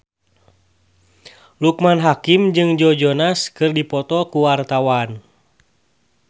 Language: Sundanese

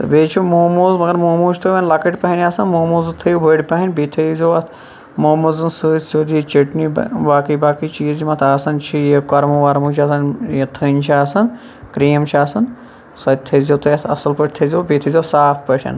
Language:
Kashmiri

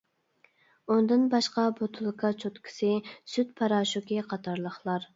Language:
Uyghur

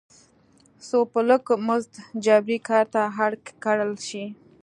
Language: Pashto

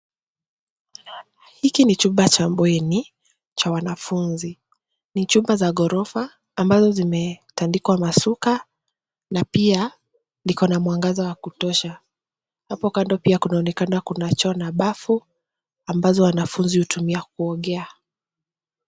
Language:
Swahili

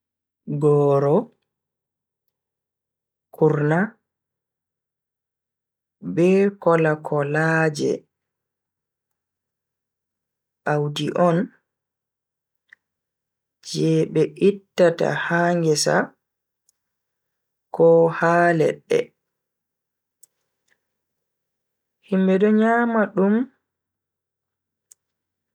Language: Bagirmi Fulfulde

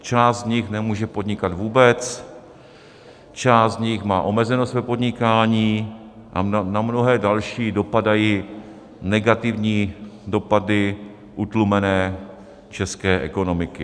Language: Czech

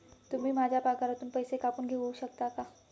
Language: Marathi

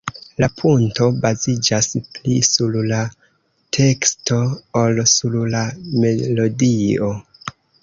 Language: Esperanto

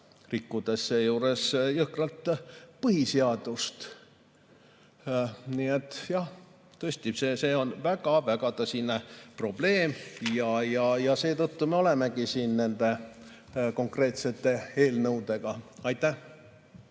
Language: Estonian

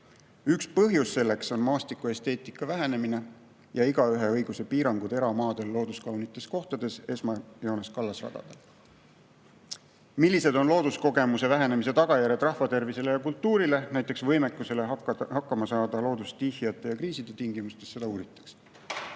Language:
Estonian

